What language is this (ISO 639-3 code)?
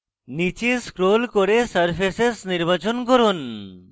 ben